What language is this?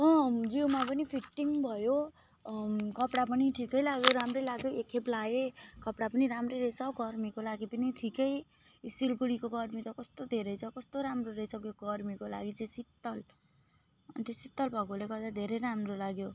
Nepali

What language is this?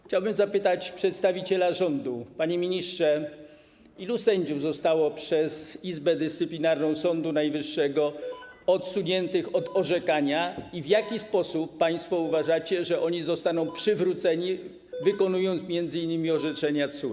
Polish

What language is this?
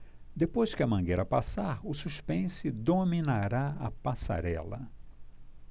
Portuguese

